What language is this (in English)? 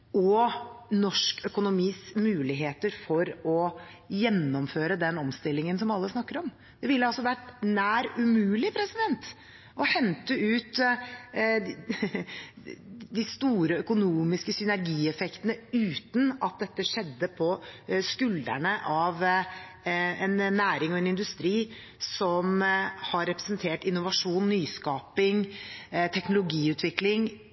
Norwegian Bokmål